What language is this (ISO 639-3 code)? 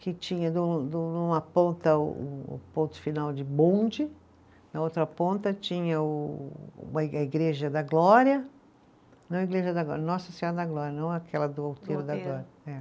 por